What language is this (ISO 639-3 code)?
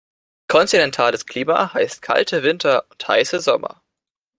deu